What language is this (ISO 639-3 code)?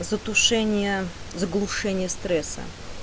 rus